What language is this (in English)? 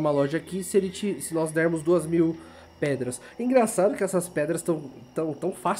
Portuguese